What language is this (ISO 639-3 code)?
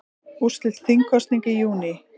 isl